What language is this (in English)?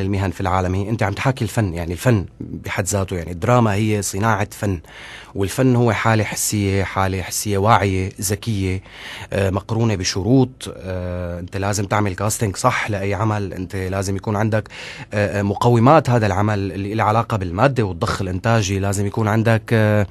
Arabic